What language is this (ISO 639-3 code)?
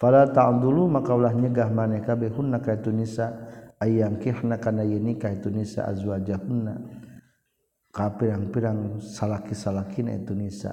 msa